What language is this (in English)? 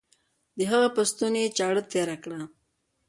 Pashto